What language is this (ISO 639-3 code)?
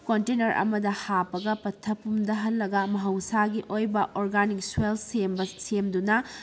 mni